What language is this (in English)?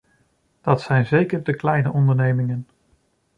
Dutch